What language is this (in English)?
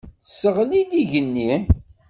Kabyle